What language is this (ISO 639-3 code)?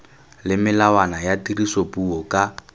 tsn